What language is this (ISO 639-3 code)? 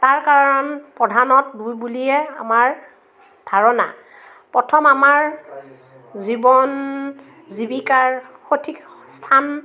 asm